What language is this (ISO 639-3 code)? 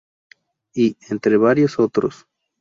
spa